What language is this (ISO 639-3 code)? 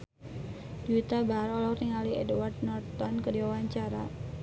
sun